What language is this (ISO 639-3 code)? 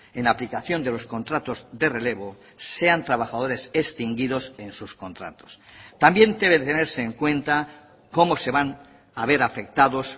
spa